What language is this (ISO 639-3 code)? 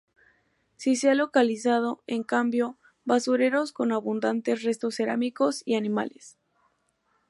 spa